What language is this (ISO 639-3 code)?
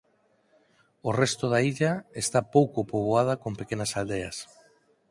glg